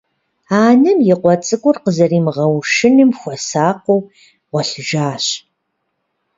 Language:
Kabardian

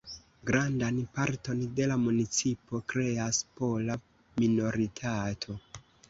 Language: Esperanto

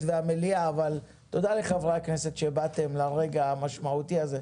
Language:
Hebrew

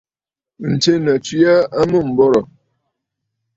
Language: Bafut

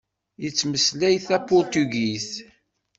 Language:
Kabyle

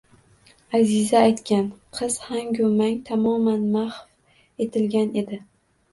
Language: Uzbek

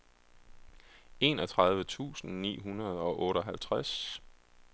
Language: Danish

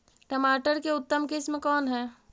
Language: Magahi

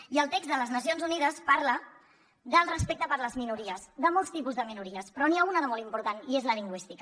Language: Catalan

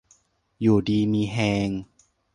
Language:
Thai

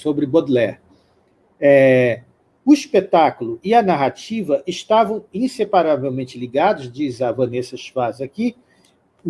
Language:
Portuguese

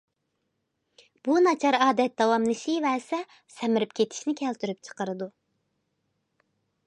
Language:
Uyghur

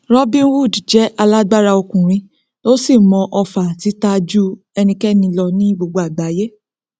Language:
Yoruba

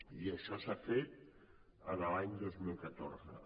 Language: Catalan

